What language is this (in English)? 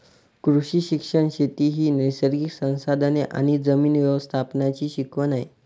Marathi